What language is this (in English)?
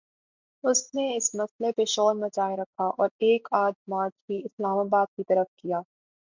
Urdu